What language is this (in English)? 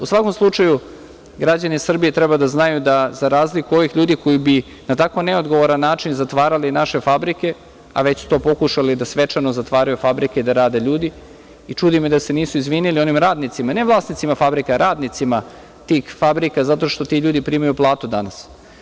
Serbian